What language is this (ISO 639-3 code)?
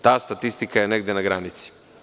srp